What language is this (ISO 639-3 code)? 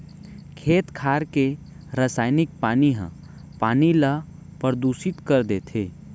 hne